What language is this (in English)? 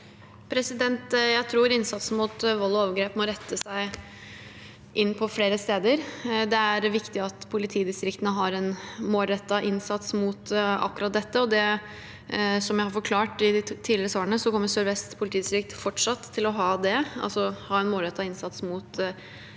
Norwegian